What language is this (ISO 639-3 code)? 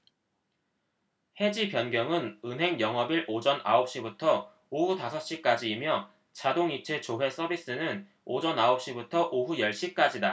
kor